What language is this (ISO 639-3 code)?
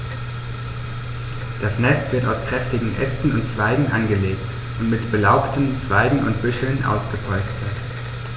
deu